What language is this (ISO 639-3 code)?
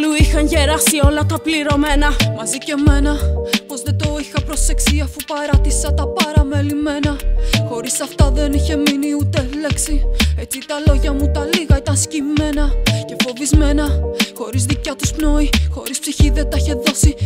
ell